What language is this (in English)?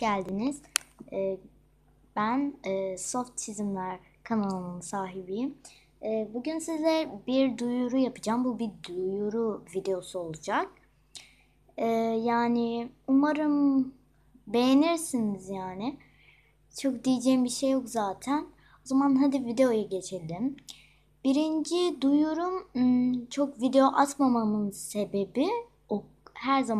Turkish